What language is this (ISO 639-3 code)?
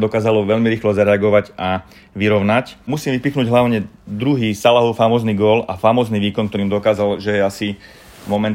slk